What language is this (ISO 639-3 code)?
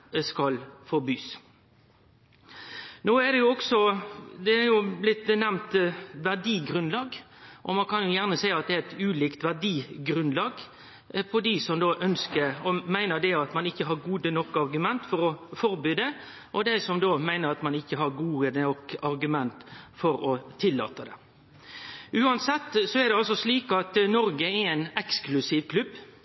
nno